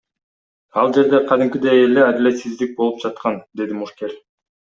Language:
Kyrgyz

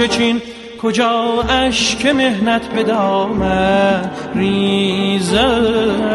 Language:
Persian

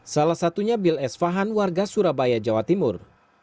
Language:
Indonesian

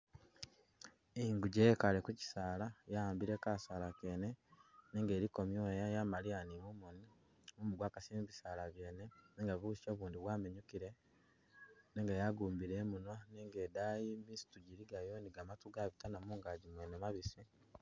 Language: Masaaba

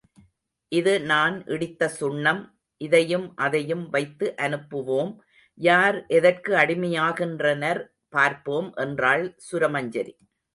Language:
Tamil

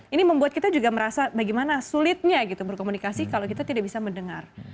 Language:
Indonesian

